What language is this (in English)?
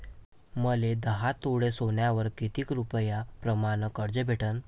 Marathi